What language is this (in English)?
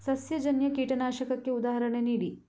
Kannada